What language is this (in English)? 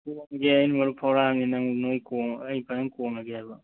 Manipuri